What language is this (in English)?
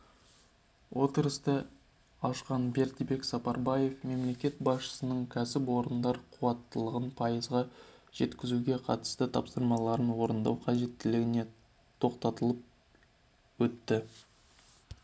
Kazakh